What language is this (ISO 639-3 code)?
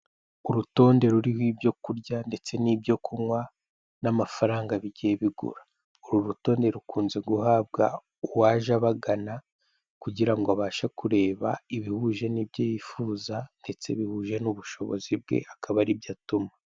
kin